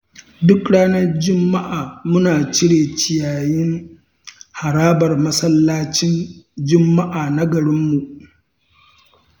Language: Hausa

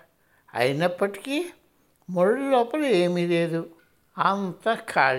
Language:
Telugu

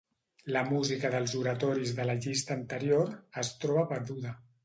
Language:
Catalan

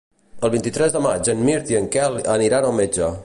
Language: Catalan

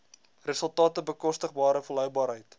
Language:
Afrikaans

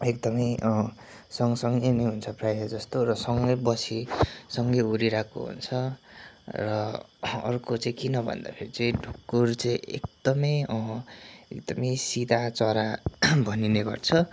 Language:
Nepali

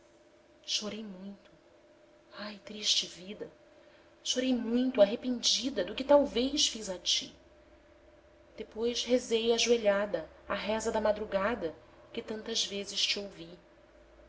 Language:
Portuguese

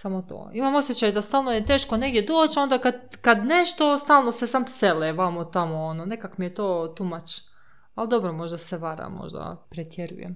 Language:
Croatian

